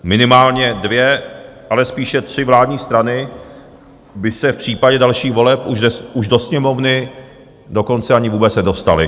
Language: Czech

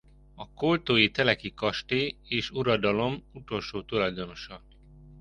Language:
Hungarian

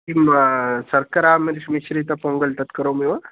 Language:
Sanskrit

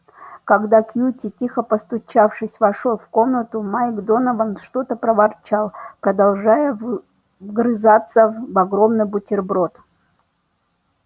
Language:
Russian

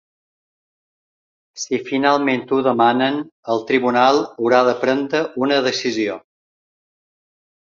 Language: Catalan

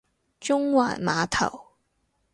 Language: Cantonese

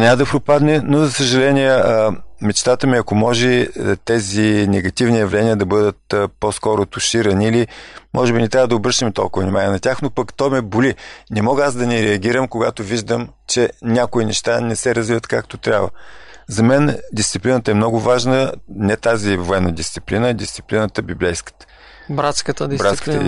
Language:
Bulgarian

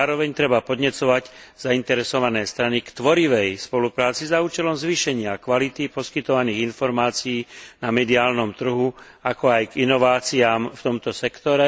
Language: Slovak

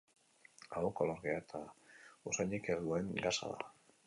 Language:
Basque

